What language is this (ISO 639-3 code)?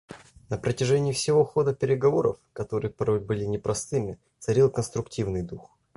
rus